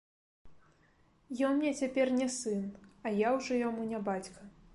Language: Belarusian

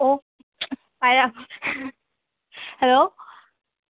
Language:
Manipuri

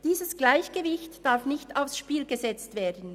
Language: Swiss German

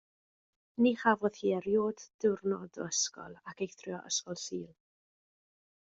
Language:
Welsh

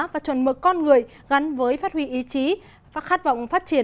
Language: Vietnamese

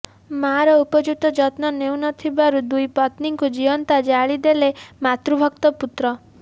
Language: Odia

